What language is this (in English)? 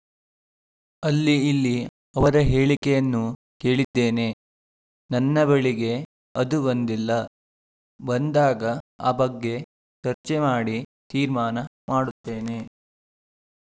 Kannada